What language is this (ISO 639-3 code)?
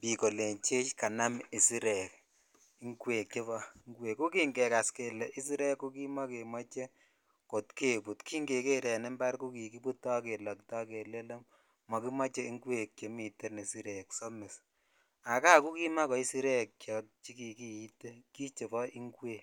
kln